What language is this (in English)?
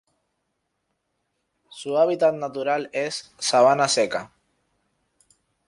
Spanish